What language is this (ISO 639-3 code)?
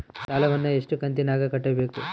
kan